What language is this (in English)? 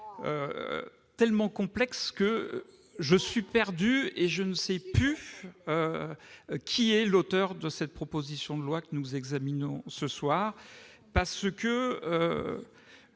French